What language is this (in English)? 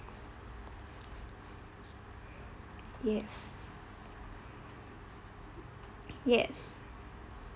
English